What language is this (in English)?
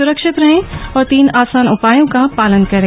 Hindi